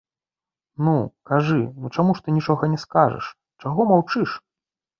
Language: Belarusian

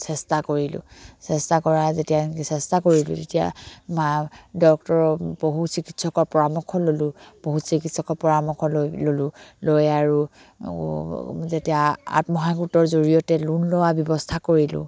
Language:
Assamese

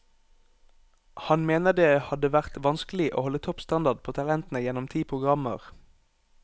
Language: Norwegian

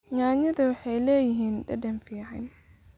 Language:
Somali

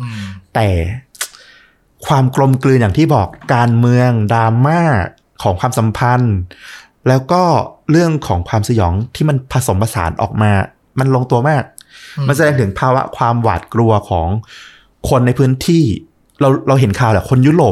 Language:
Thai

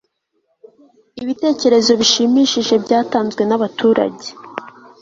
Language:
Kinyarwanda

